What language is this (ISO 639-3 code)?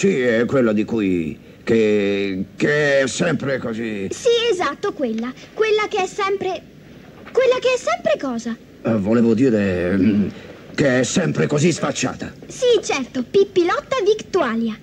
ita